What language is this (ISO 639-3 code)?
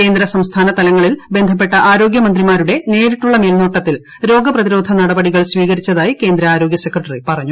mal